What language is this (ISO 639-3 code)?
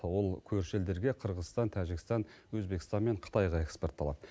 kaz